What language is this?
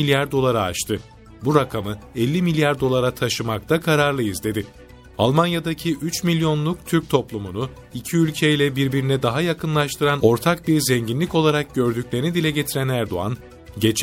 Turkish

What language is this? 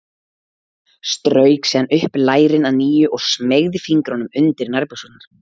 Icelandic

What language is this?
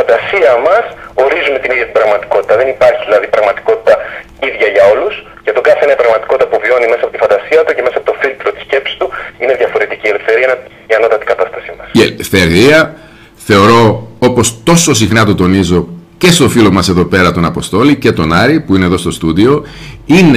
Greek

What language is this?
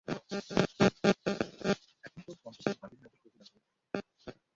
Bangla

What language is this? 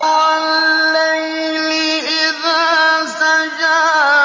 Arabic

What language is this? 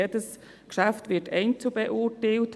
Swiss German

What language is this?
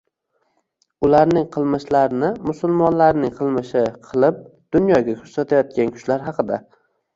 Uzbek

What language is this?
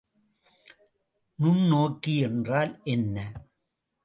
Tamil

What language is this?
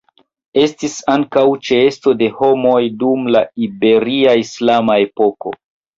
Esperanto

